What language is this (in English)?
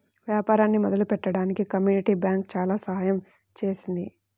Telugu